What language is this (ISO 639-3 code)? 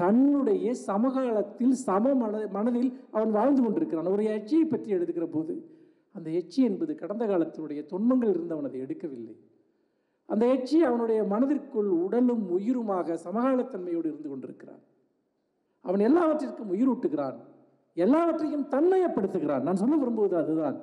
ind